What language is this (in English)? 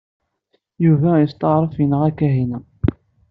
Kabyle